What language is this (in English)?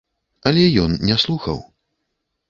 Belarusian